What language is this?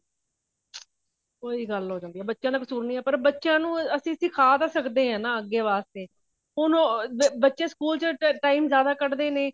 Punjabi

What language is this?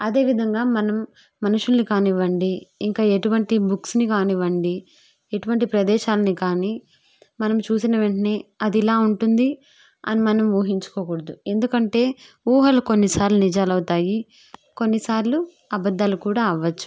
Telugu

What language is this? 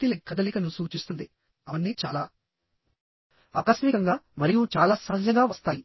Telugu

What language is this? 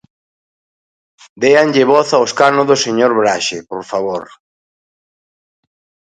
Galician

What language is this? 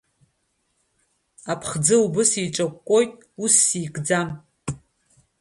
Abkhazian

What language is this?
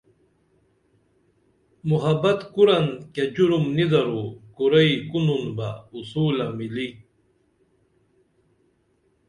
Dameli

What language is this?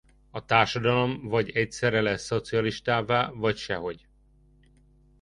Hungarian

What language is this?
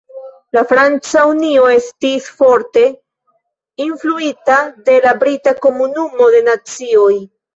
Esperanto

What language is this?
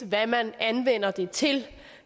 Danish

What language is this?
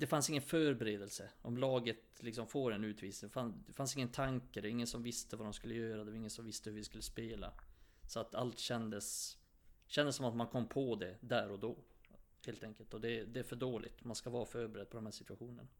Swedish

